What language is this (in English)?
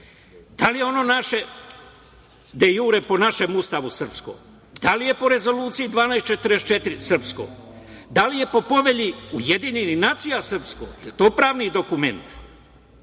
Serbian